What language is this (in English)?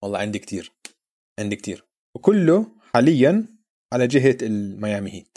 Arabic